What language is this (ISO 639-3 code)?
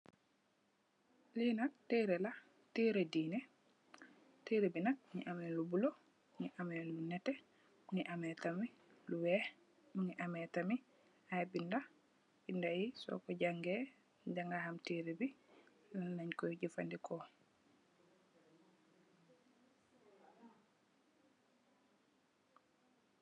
wol